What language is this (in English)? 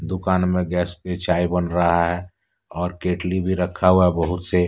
Hindi